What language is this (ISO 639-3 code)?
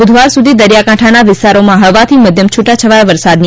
guj